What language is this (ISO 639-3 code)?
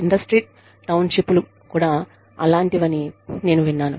tel